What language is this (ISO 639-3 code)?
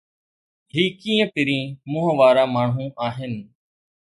snd